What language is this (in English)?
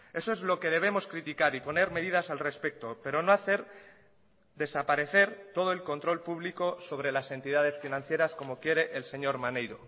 Spanish